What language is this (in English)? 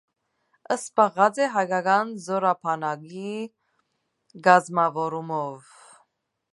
Armenian